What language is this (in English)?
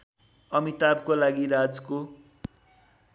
Nepali